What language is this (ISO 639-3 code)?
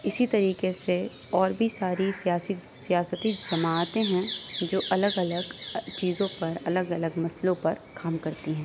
urd